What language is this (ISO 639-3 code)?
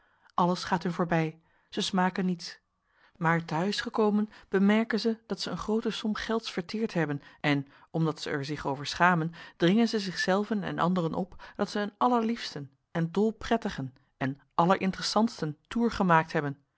nld